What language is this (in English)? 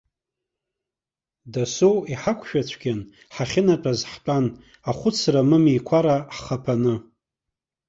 Abkhazian